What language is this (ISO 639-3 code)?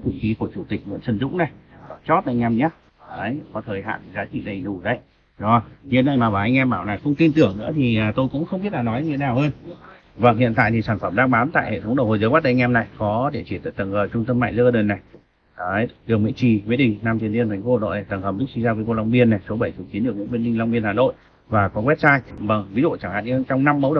vie